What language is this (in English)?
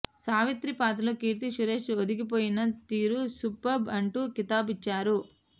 Telugu